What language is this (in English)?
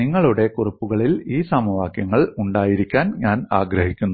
Malayalam